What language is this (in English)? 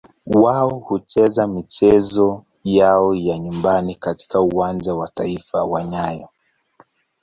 Swahili